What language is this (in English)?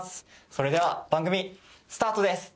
Japanese